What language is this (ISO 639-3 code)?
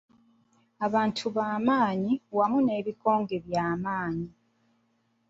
lug